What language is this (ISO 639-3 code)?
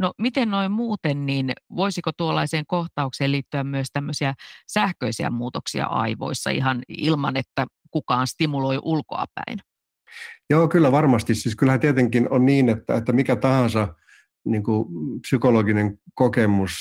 fin